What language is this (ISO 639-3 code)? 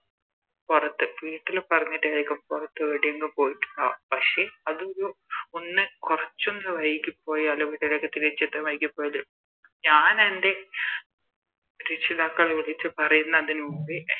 mal